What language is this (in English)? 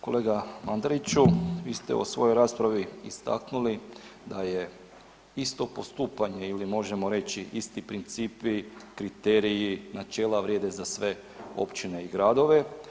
Croatian